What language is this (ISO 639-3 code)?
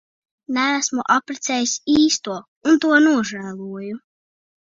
lav